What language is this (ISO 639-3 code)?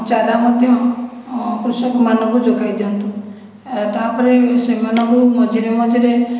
ori